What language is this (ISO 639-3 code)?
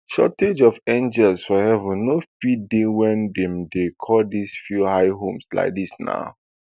pcm